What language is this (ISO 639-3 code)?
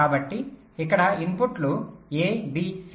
tel